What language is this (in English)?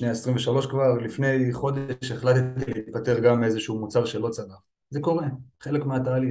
Hebrew